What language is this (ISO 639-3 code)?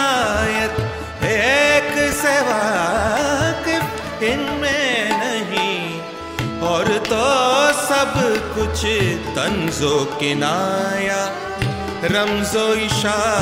hin